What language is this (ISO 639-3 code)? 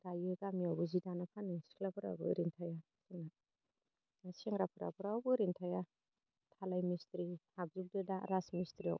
brx